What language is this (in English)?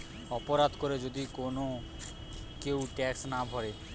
Bangla